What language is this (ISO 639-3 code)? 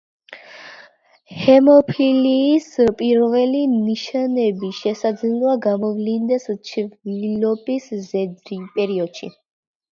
kat